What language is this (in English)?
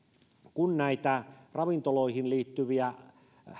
Finnish